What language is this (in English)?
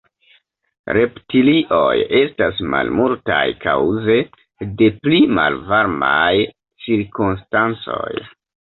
Esperanto